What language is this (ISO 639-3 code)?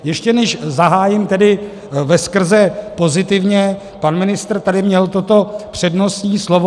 ces